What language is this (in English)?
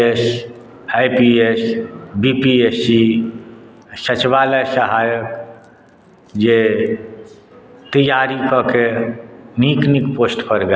Maithili